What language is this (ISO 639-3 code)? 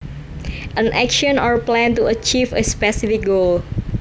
jav